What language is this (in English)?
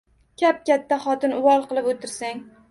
Uzbek